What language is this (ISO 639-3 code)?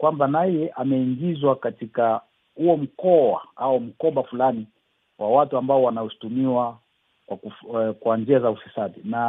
swa